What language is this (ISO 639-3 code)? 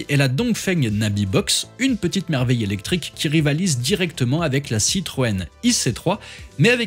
fra